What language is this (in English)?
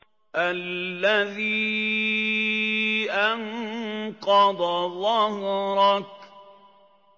Arabic